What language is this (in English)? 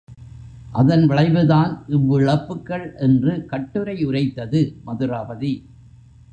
Tamil